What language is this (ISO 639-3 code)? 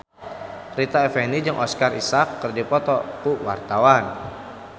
sun